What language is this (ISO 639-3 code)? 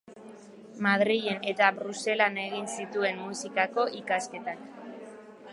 eus